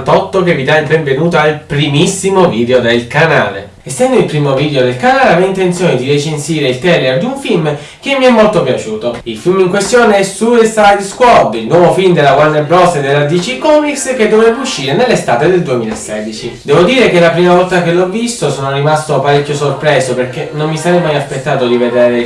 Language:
Italian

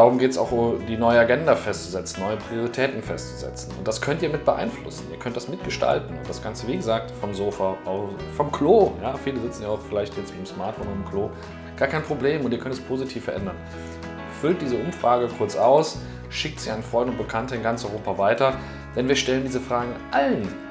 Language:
German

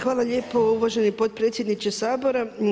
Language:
Croatian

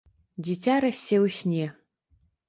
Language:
Belarusian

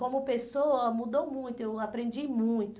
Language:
Portuguese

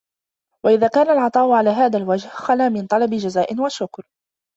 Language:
Arabic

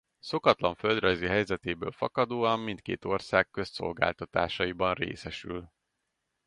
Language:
Hungarian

